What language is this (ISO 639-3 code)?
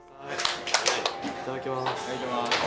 jpn